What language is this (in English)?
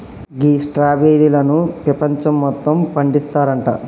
Telugu